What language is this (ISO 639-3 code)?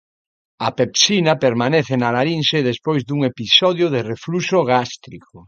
glg